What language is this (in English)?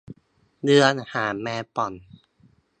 Thai